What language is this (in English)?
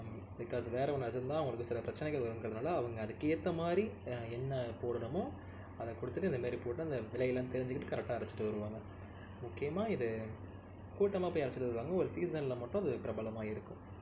Tamil